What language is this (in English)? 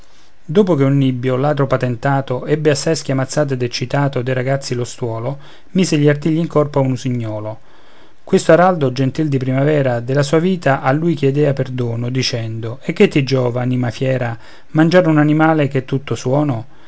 Italian